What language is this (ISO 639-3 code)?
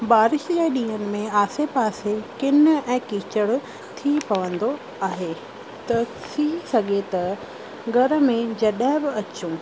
snd